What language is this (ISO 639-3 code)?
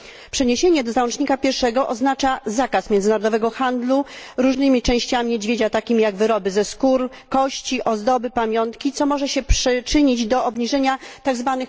pol